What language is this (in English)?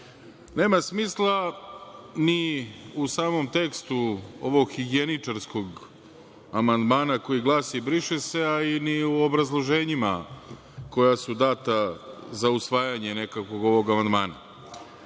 Serbian